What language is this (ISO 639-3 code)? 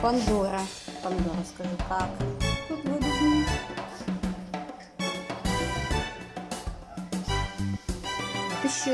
rus